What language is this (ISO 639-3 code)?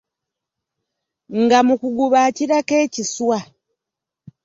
lug